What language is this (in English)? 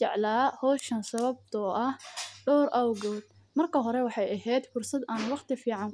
Somali